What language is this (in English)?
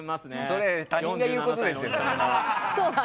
Japanese